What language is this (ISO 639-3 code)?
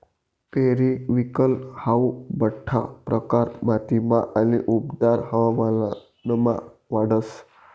mar